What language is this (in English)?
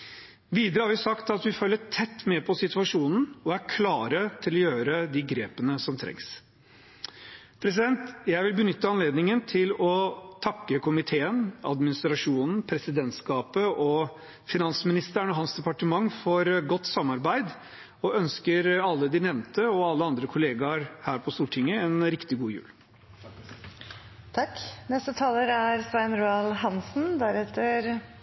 Norwegian Bokmål